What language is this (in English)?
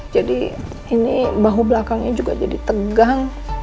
Indonesian